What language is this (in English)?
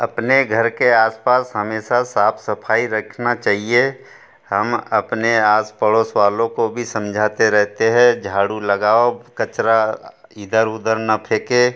Hindi